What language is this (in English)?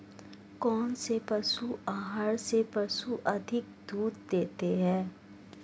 Hindi